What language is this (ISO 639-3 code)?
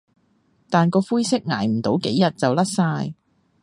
yue